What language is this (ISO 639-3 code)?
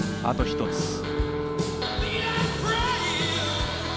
jpn